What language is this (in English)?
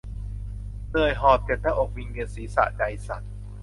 Thai